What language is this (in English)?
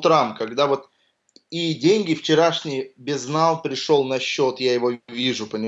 Russian